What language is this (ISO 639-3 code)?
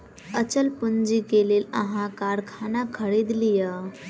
mai